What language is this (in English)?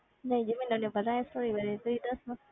Punjabi